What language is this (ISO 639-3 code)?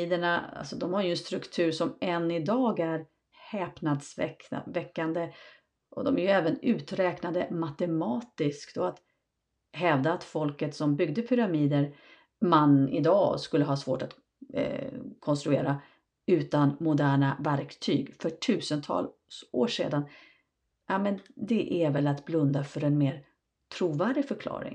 swe